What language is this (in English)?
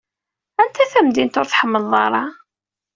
Kabyle